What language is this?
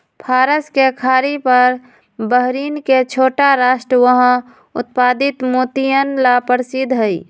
Magahi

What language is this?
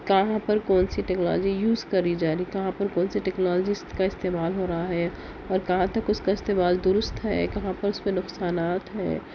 Urdu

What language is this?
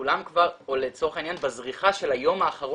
Hebrew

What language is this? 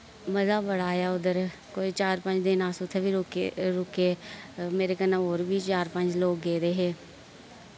Dogri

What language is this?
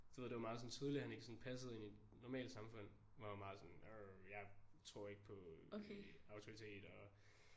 Danish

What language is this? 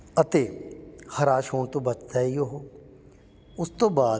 Punjabi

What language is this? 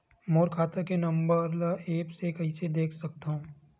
Chhattisgarhi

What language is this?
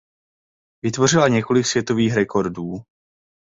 Czech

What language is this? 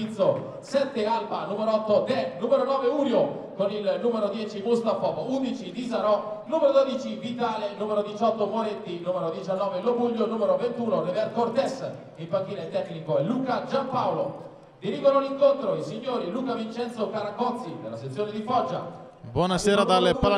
Italian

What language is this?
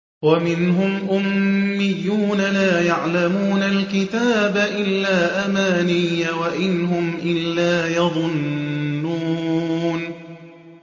Arabic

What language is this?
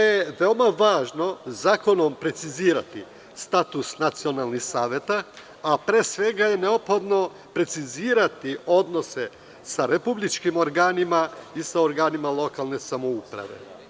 Serbian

